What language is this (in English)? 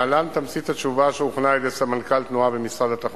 Hebrew